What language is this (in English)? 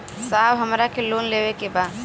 Bhojpuri